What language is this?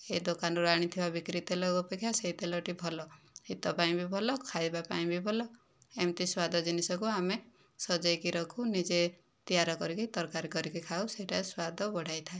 Odia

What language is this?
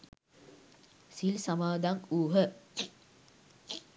Sinhala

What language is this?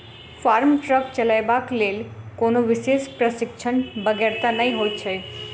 Maithili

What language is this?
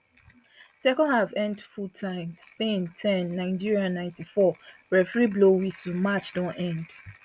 Nigerian Pidgin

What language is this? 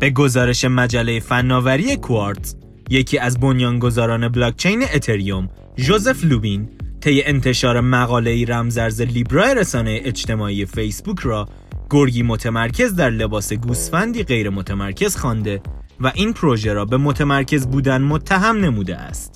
Persian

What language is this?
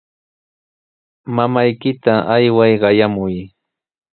Sihuas Ancash Quechua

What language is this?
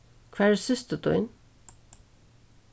Faroese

